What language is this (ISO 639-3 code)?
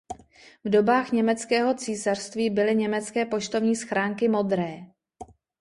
ces